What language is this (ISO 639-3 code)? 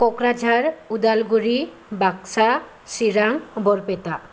brx